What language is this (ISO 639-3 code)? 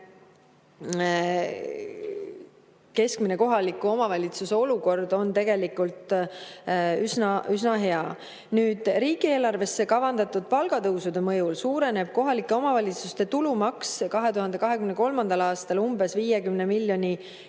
est